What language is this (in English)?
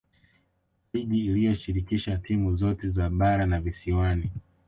Swahili